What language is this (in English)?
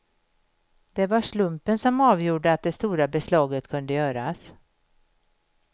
Swedish